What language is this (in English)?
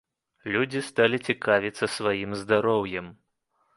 Belarusian